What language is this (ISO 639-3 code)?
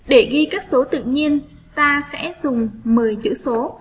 vie